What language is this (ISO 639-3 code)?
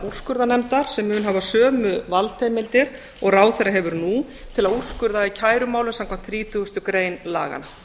isl